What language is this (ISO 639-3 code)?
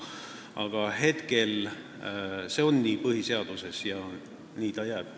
est